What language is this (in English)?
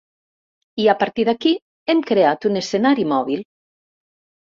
Catalan